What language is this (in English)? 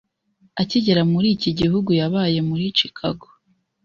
Kinyarwanda